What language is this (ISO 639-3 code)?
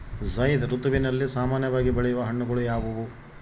kan